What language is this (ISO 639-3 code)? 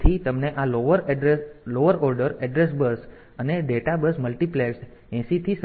guj